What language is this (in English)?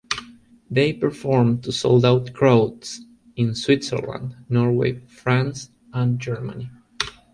English